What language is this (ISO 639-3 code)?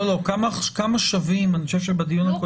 heb